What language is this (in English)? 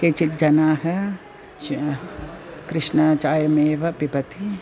Sanskrit